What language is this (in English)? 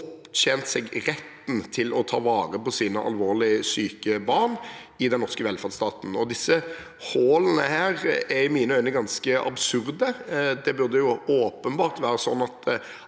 Norwegian